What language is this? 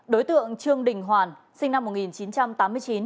Vietnamese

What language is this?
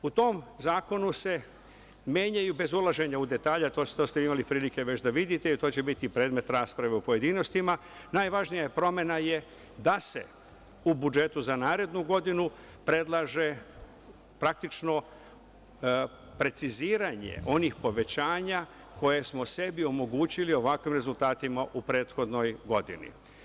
Serbian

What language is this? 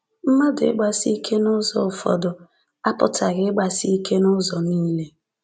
Igbo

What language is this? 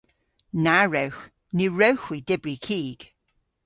Cornish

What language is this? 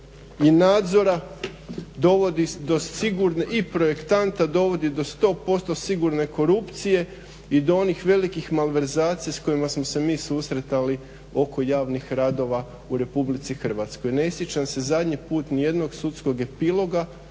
Croatian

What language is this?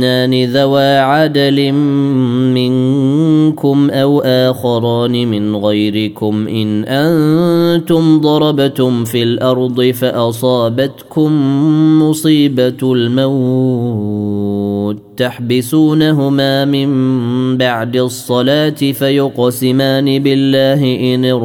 Arabic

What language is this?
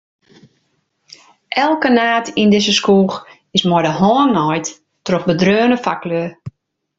Western Frisian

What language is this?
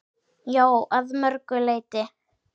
Icelandic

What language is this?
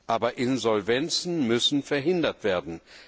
German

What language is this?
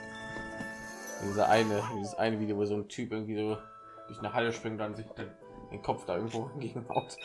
German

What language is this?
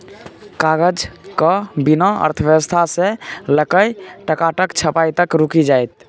Maithili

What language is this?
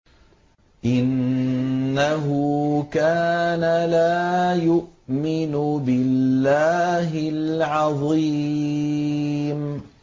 Arabic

